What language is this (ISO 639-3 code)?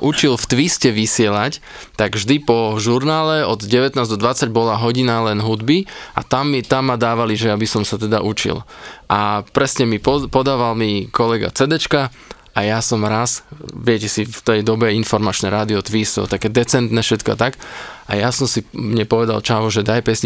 slk